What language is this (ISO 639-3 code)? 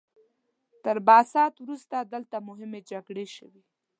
pus